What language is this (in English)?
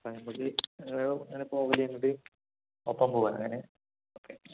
Malayalam